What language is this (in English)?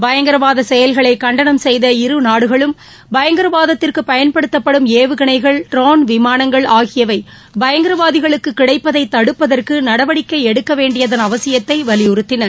Tamil